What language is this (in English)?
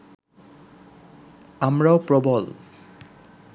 Bangla